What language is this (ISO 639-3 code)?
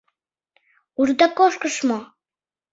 chm